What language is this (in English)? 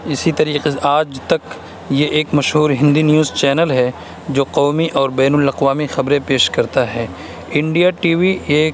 Urdu